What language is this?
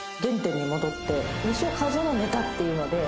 Japanese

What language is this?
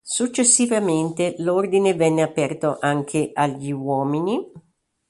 Italian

